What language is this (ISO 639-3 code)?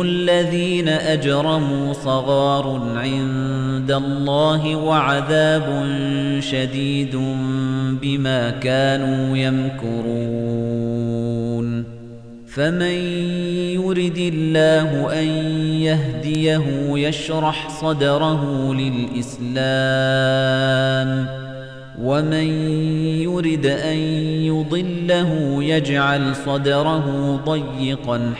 ara